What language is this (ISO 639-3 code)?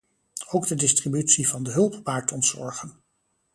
nld